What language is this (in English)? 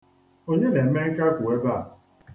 Igbo